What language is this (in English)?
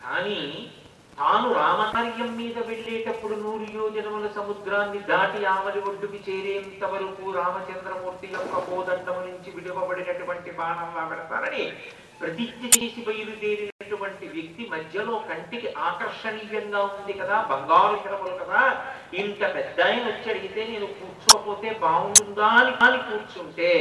Telugu